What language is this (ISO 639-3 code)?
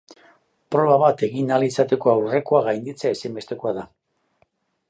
eus